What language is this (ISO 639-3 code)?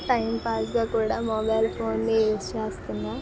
tel